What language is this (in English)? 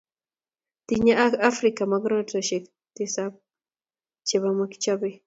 Kalenjin